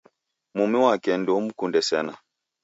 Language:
Taita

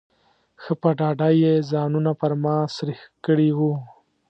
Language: Pashto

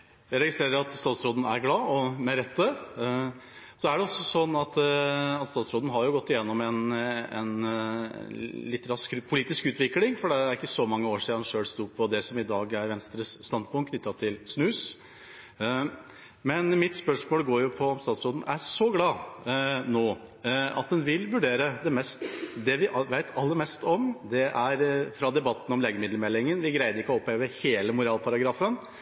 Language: Norwegian Nynorsk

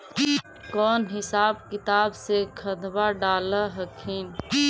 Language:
Magahi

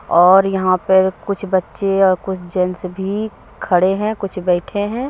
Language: Hindi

